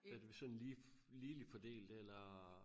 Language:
Danish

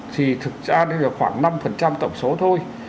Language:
Vietnamese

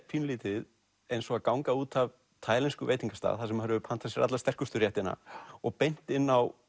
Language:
Icelandic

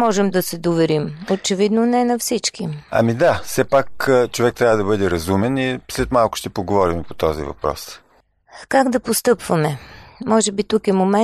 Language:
Bulgarian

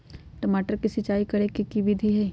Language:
Magahi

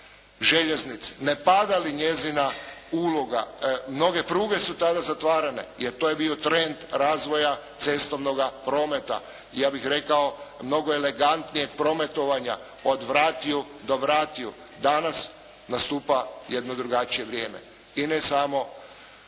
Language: Croatian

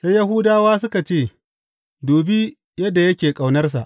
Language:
Hausa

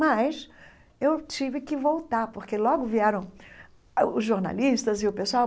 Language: Portuguese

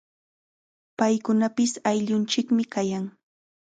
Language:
Chiquián Ancash Quechua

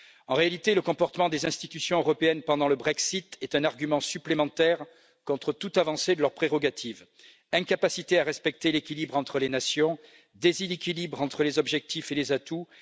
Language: French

